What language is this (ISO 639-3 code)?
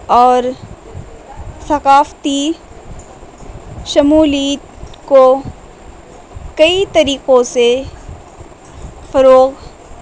urd